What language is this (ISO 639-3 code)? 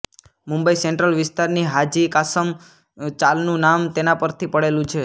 guj